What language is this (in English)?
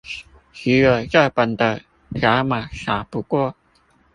Chinese